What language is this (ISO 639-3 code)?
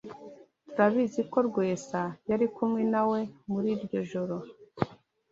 kin